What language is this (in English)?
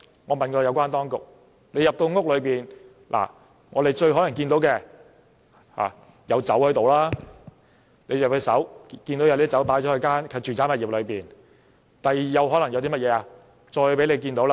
Cantonese